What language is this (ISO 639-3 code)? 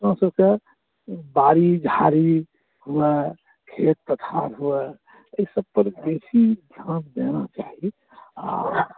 mai